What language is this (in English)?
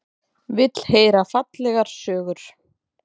Icelandic